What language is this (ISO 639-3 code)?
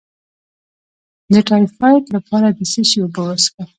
pus